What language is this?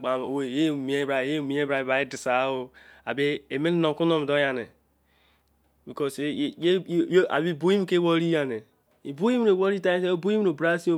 Izon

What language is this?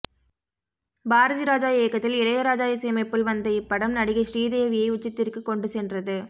Tamil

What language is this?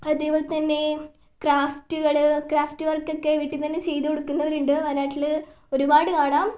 Malayalam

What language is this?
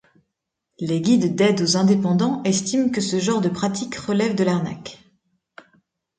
French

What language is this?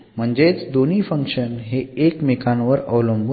Marathi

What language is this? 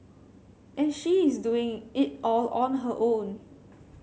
English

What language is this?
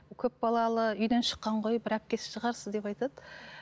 Kazakh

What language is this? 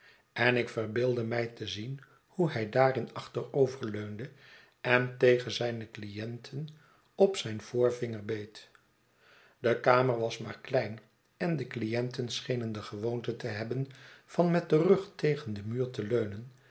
Dutch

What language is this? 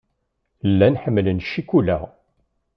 Kabyle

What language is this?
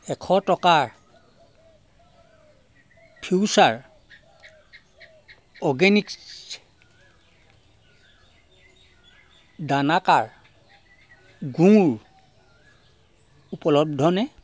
Assamese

